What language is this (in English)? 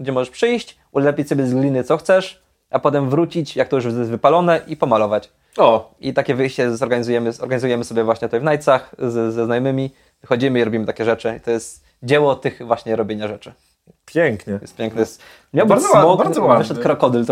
Polish